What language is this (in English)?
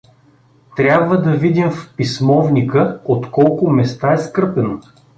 Bulgarian